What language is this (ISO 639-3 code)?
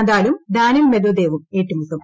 mal